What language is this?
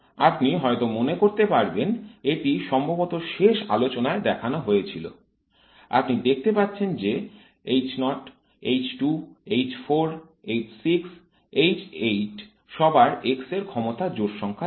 Bangla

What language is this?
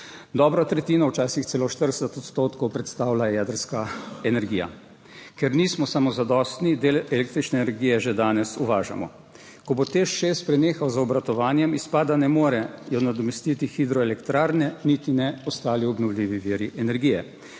Slovenian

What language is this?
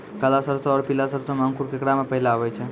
Maithili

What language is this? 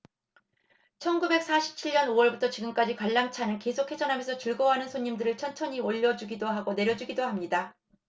Korean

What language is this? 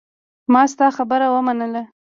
Pashto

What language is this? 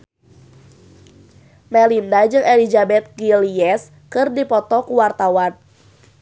Sundanese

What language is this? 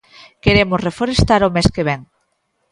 Galician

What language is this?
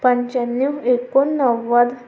Marathi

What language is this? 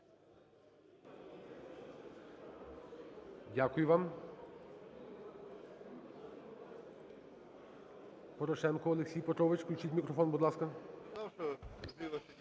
Ukrainian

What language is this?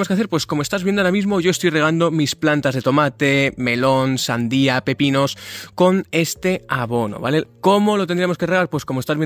Spanish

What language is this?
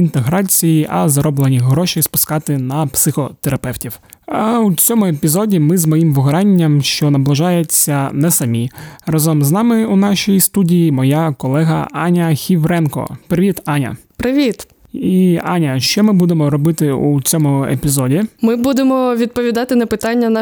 Ukrainian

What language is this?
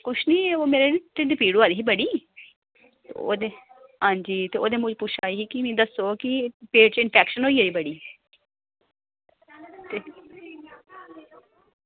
Dogri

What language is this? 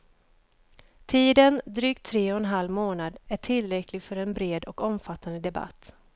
Swedish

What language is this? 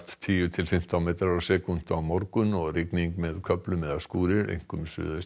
Icelandic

